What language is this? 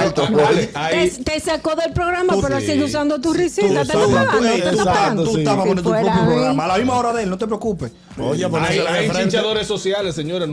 Spanish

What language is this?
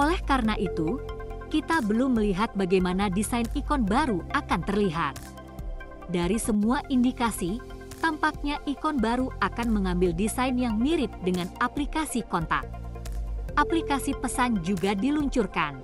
Indonesian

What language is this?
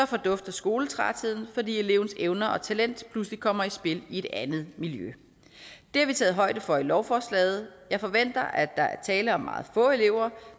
Danish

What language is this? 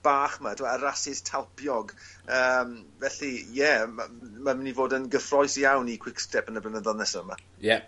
Welsh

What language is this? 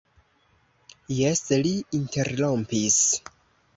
Esperanto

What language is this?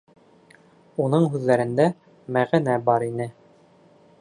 Bashkir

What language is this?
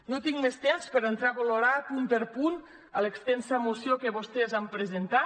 Catalan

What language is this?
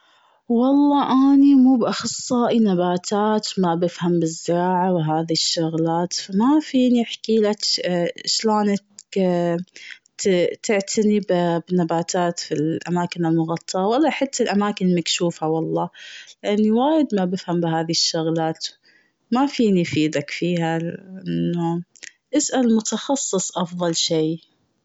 Gulf Arabic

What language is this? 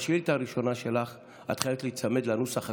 Hebrew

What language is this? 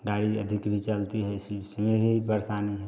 Hindi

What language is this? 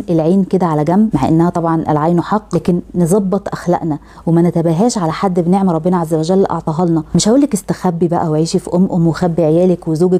Arabic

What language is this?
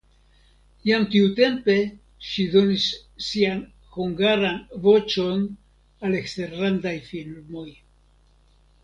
Esperanto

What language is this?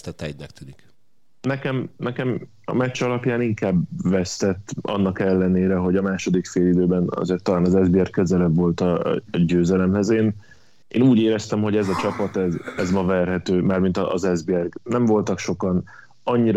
Hungarian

